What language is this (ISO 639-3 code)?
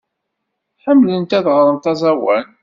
kab